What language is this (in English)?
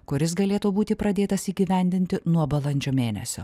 Lithuanian